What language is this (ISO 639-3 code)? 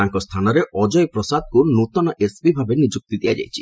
ori